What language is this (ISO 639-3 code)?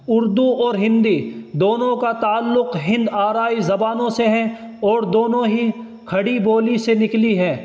urd